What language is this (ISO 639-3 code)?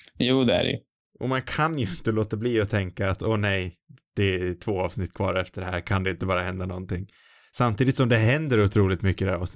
swe